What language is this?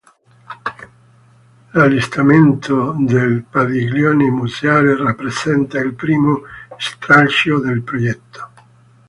Italian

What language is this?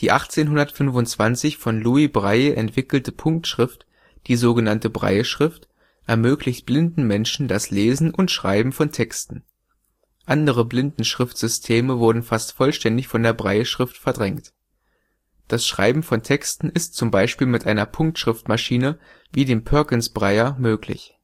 German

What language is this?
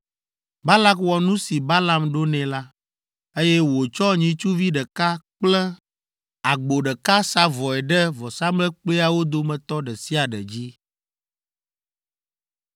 Ewe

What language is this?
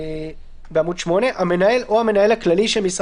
Hebrew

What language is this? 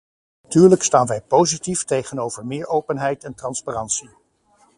Dutch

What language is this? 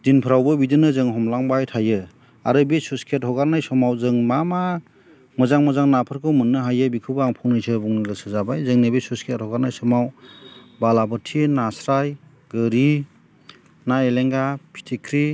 Bodo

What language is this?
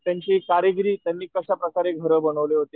Marathi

